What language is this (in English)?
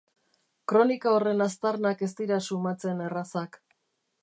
Basque